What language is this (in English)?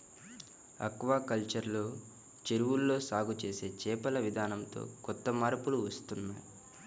Telugu